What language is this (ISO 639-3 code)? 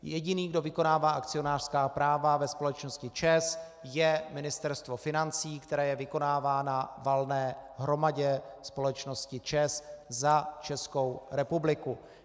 ces